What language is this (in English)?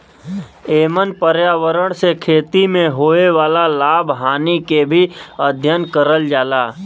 Bhojpuri